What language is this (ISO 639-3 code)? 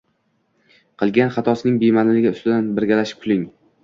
uzb